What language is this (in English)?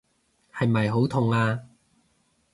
Cantonese